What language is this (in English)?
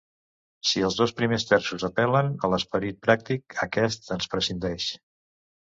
Catalan